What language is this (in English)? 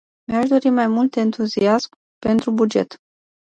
Romanian